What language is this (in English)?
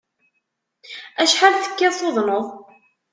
Kabyle